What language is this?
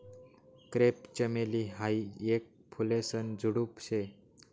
Marathi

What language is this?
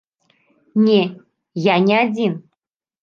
Belarusian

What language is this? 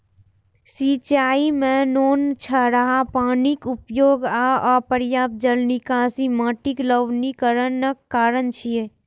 Maithili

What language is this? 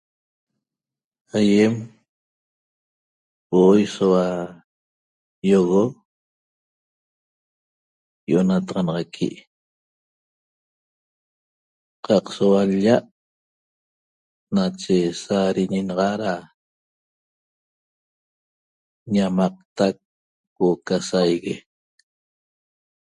Toba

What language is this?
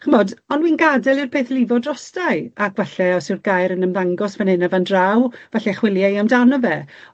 Welsh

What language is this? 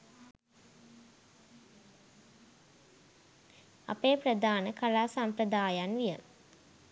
Sinhala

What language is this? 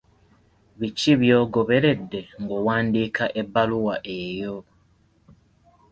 Ganda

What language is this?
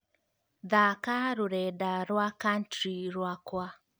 Kikuyu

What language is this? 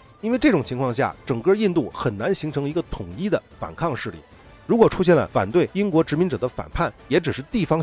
Chinese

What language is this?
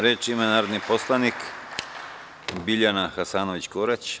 Serbian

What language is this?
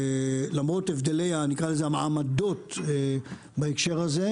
Hebrew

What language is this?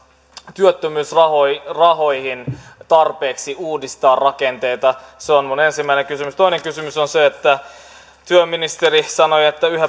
Finnish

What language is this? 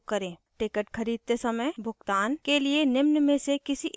Hindi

